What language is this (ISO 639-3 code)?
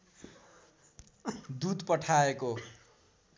nep